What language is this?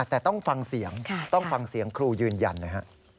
Thai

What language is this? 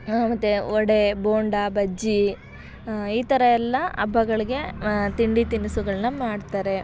Kannada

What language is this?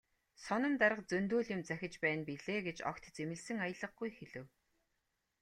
Mongolian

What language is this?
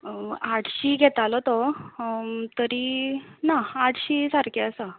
Konkani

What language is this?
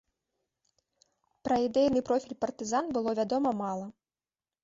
Belarusian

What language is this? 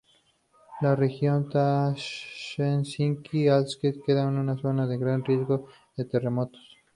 Spanish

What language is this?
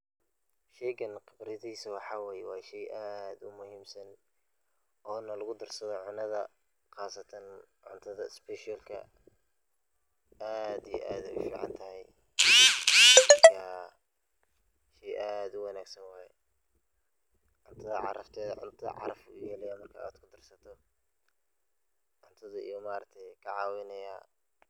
Somali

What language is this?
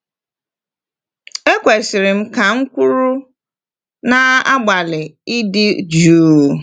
Igbo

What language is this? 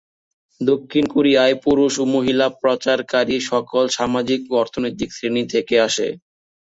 Bangla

